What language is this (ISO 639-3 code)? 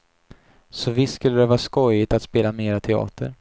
swe